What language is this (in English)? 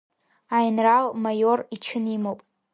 Abkhazian